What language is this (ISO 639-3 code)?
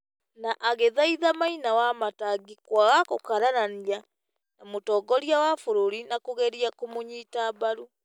kik